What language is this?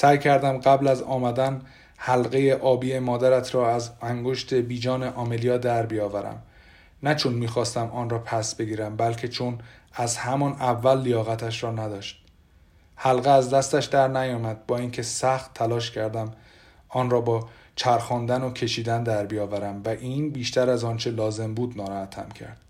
Persian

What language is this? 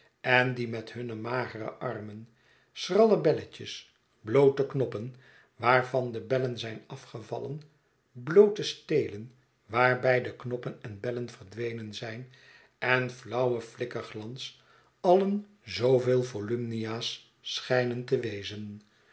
Dutch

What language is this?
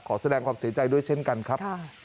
Thai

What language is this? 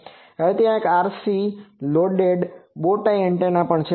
Gujarati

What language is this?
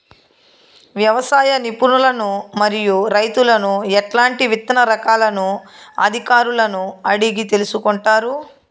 Telugu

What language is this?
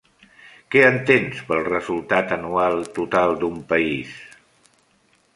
Catalan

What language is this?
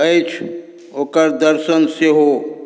Maithili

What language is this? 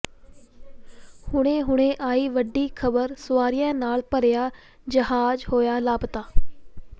Punjabi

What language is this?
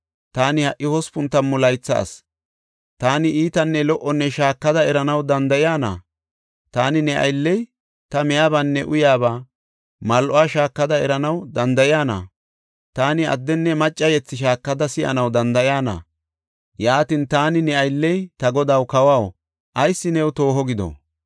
Gofa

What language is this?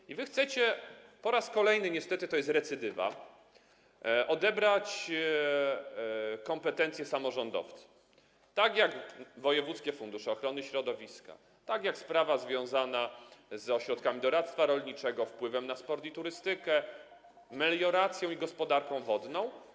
Polish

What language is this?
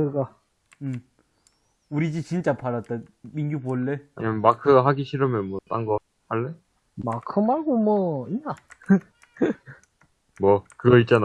Korean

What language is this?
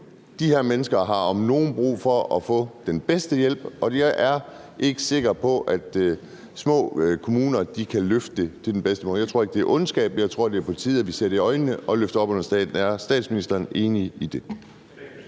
Danish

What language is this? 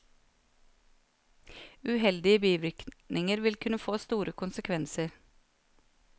Norwegian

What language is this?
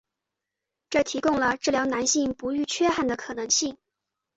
Chinese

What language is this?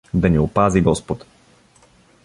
Bulgarian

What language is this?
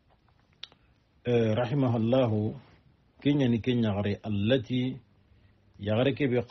Arabic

